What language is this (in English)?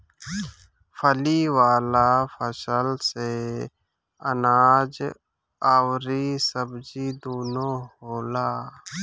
Bhojpuri